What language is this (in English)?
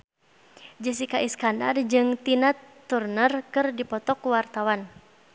Sundanese